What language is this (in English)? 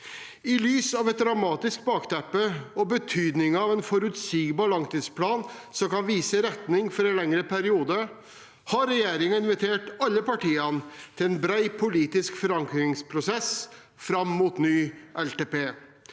Norwegian